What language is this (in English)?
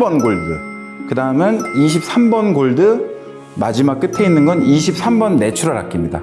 Korean